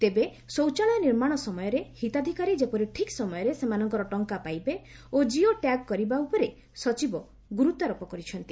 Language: Odia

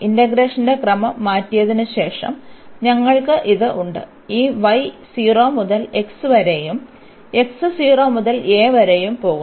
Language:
Malayalam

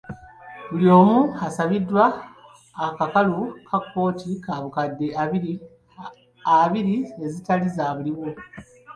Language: Ganda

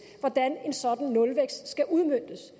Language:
Danish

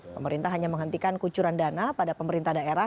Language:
Indonesian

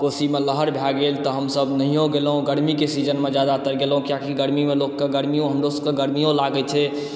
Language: Maithili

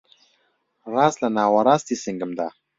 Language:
Central Kurdish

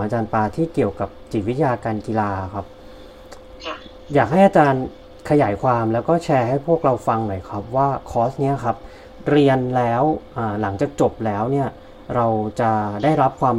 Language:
Thai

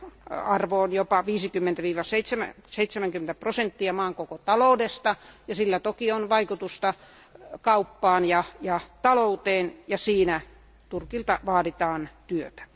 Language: Finnish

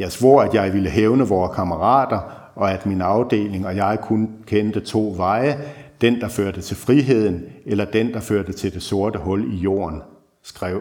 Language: Danish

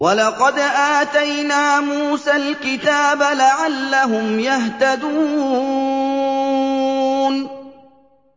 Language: Arabic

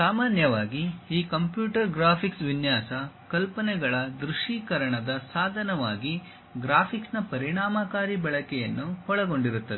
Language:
Kannada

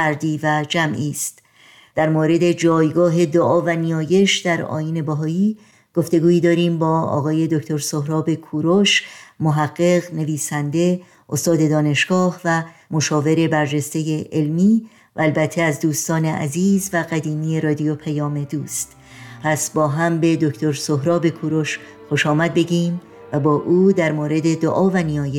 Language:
Persian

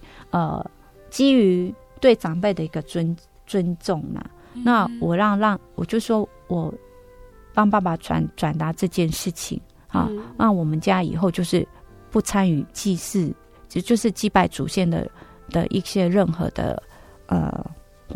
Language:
Chinese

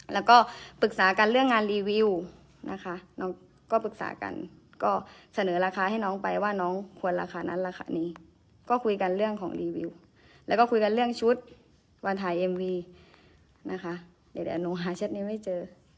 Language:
Thai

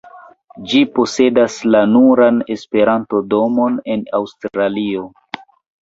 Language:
Esperanto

